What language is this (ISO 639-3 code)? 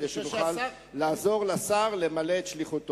heb